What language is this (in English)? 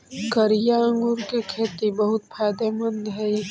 Magahi